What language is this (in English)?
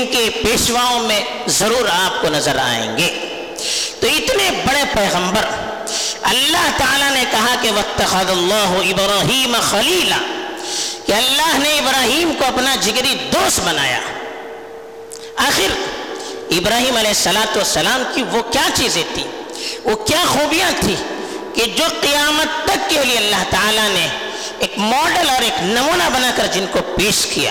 Urdu